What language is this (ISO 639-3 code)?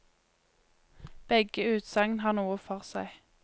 nor